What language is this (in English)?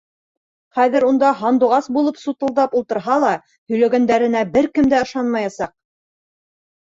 Bashkir